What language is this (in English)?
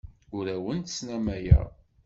Kabyle